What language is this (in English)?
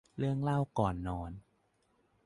Thai